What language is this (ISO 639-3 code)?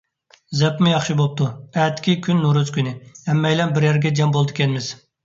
uig